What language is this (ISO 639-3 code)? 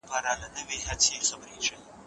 pus